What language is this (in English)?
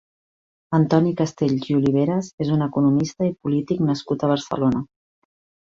Catalan